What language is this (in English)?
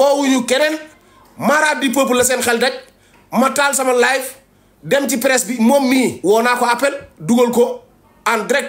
French